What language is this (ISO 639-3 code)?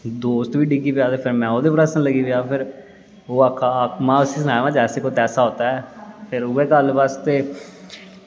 doi